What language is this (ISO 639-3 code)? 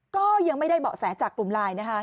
tha